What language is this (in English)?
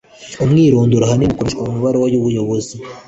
Kinyarwanda